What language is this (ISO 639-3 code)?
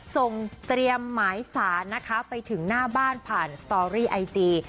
tha